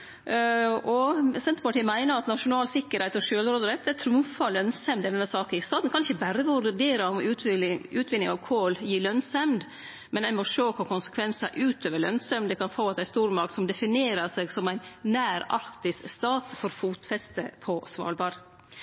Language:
Norwegian Nynorsk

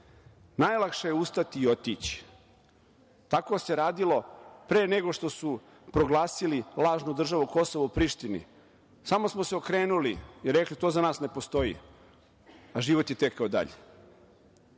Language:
Serbian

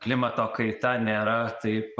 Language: Lithuanian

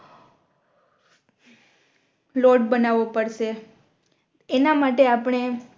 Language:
Gujarati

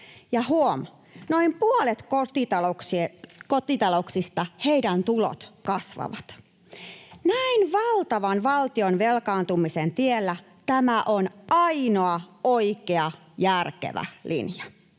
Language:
Finnish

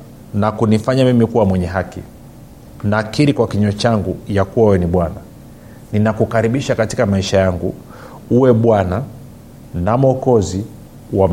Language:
Swahili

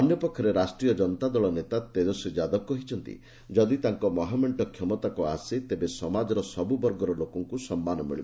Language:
Odia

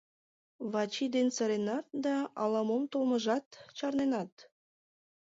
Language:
Mari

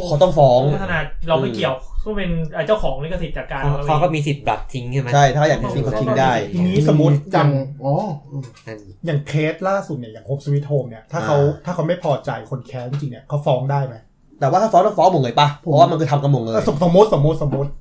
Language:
Thai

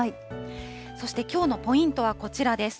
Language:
Japanese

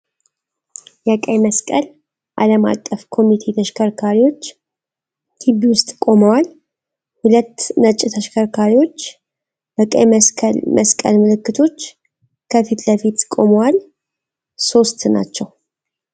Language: Amharic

